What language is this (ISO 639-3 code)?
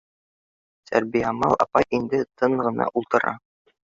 bak